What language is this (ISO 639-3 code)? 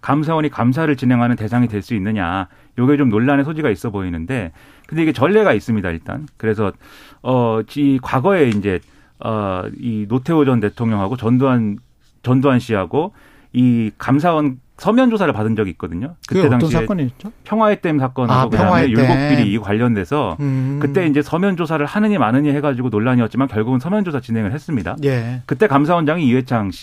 kor